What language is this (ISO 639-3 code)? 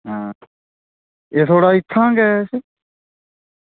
doi